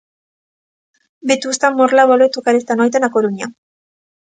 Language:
Galician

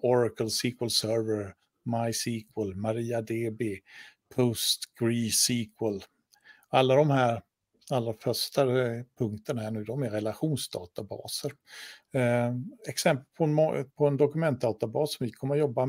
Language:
Swedish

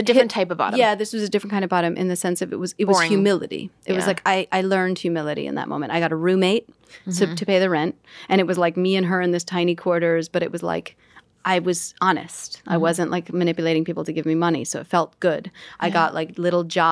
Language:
English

